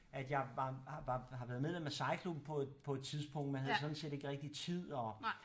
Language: Danish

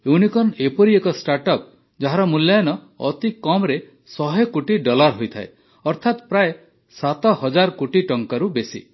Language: Odia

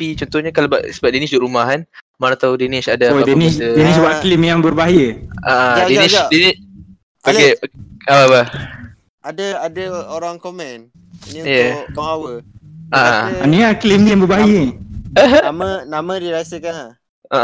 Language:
Malay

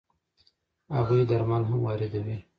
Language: Pashto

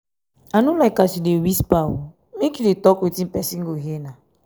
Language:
Nigerian Pidgin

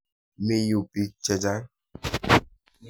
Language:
Kalenjin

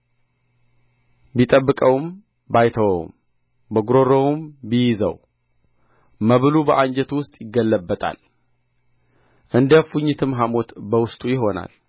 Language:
Amharic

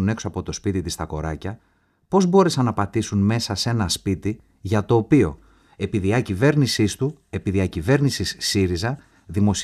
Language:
Greek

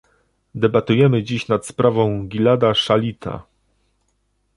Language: Polish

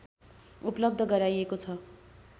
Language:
Nepali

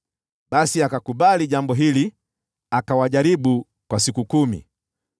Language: Swahili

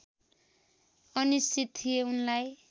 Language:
Nepali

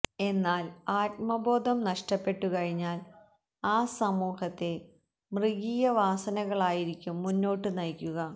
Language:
Malayalam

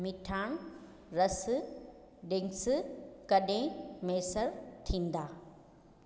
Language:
Sindhi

